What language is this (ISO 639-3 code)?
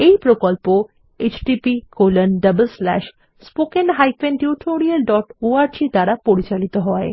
ben